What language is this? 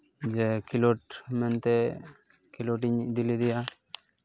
Santali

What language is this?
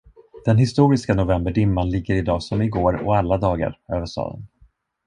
Swedish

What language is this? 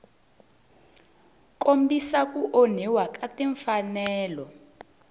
Tsonga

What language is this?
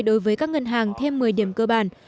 Vietnamese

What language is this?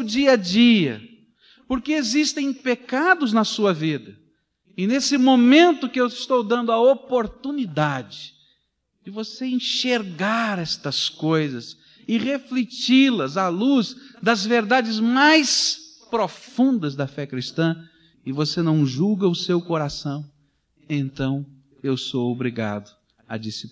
Portuguese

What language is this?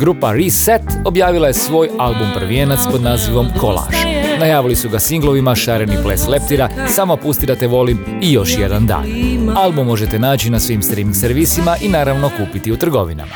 Croatian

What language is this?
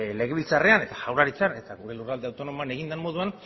Basque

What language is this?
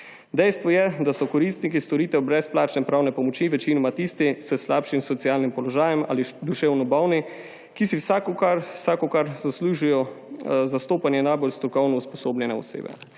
Slovenian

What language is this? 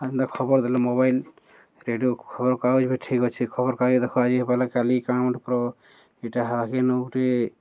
Odia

